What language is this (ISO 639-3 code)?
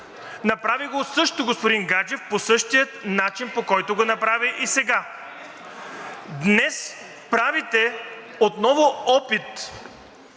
bul